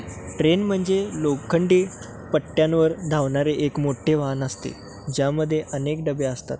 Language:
Marathi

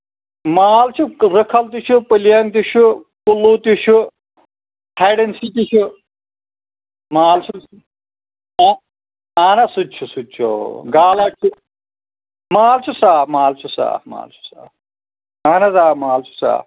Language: Kashmiri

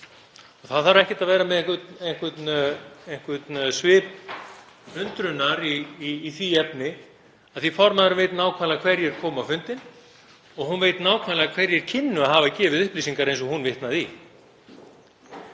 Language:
Icelandic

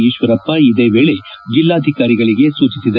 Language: Kannada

